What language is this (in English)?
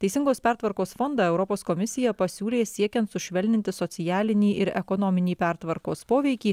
Lithuanian